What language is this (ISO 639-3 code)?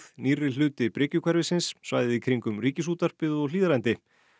isl